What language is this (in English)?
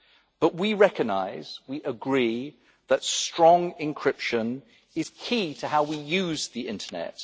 English